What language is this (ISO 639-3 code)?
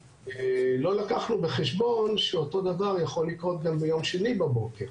heb